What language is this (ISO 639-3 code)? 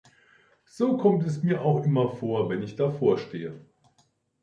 deu